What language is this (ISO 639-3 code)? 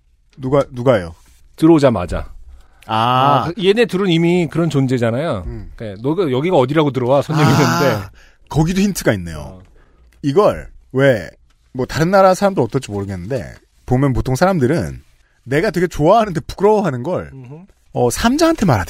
kor